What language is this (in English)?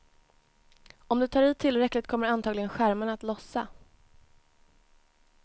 Swedish